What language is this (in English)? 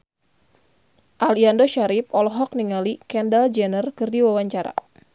Sundanese